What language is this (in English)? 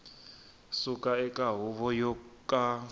Tsonga